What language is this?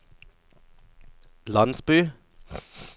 Norwegian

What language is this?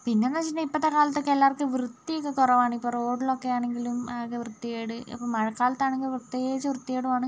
Malayalam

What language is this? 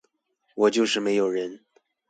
Chinese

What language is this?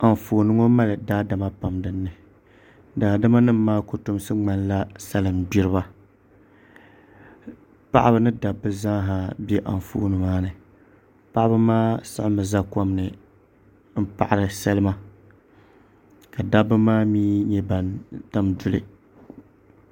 Dagbani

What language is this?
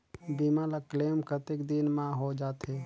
Chhattisgarhi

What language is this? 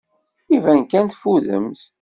Kabyle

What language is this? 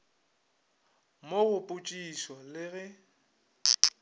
Northern Sotho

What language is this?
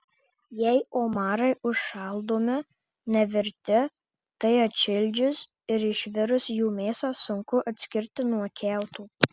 Lithuanian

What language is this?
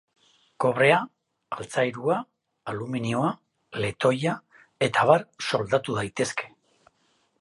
Basque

